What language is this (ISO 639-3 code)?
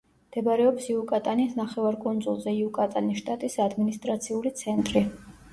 kat